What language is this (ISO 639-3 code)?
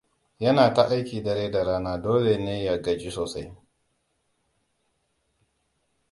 hau